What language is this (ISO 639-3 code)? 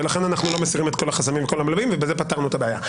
heb